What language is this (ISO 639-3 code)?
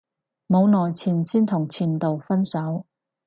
yue